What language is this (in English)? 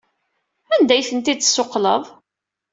Kabyle